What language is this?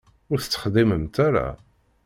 Kabyle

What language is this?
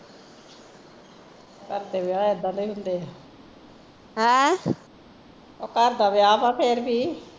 Punjabi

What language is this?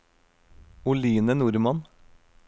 Norwegian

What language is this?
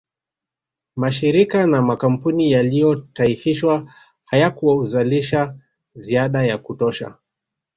Swahili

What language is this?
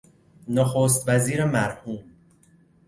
Persian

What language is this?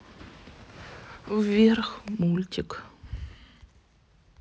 Russian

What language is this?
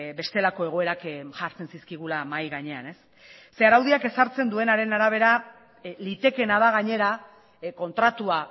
Basque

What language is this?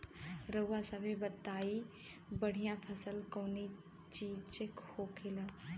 Bhojpuri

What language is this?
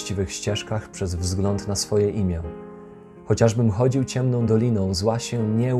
Polish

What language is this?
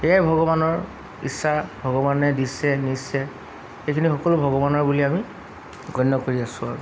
Assamese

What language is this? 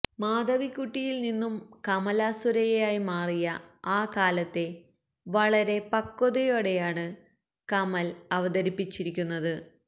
Malayalam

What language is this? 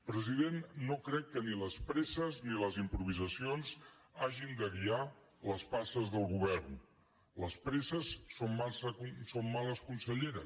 Catalan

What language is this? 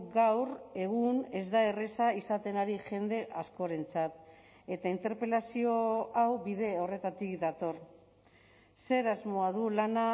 Basque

